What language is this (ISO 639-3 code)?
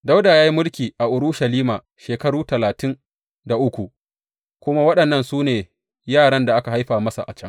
hau